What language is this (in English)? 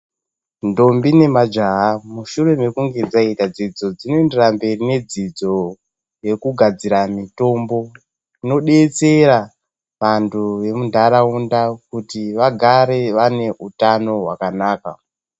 Ndau